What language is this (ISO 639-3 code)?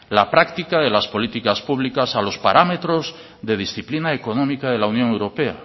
spa